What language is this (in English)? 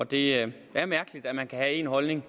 Danish